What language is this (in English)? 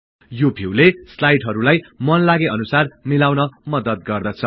Nepali